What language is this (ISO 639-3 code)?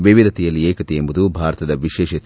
kan